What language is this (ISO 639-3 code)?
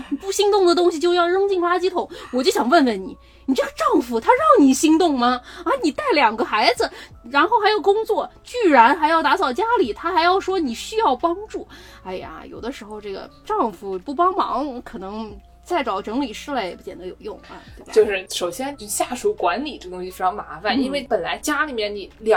zho